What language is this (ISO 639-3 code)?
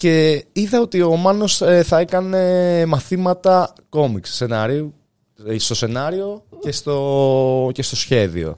ell